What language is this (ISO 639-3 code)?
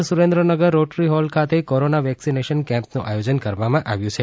guj